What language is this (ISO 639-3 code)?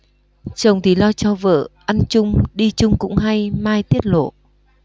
vie